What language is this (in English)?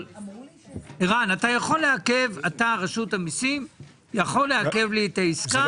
Hebrew